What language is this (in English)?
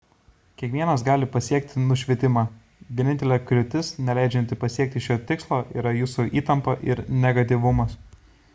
Lithuanian